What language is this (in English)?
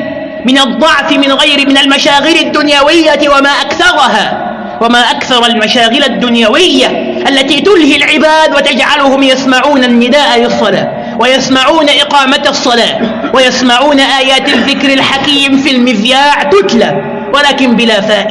Arabic